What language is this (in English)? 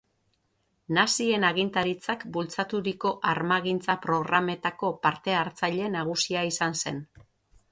Basque